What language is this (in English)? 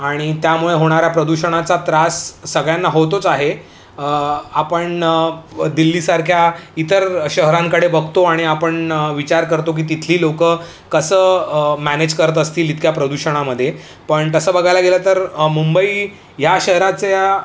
Marathi